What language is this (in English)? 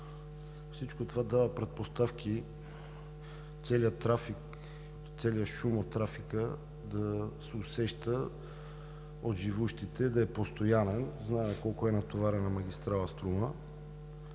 Bulgarian